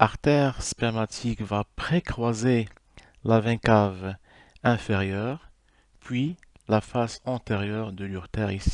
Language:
French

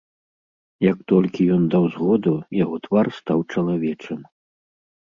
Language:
Belarusian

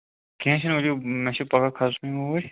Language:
Kashmiri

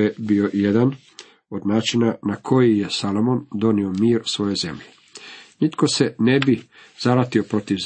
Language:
Croatian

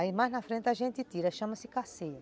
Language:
Portuguese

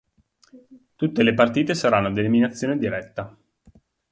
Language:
Italian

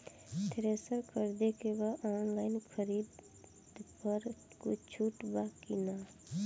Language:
Bhojpuri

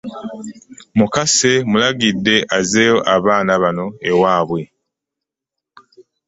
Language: Ganda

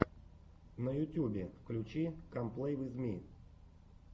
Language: Russian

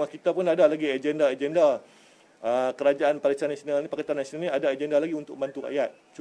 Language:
Malay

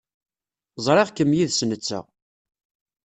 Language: Kabyle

